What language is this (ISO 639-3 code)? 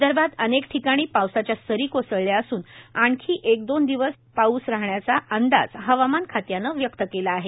mar